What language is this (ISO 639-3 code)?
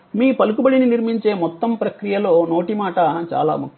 tel